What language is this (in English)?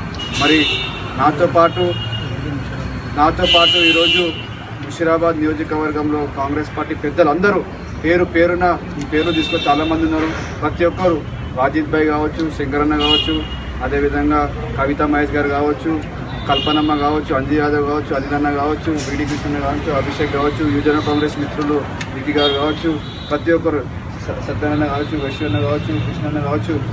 Hindi